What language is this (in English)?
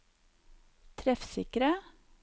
Norwegian